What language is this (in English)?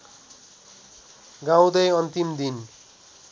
Nepali